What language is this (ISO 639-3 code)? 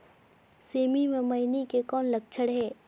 hne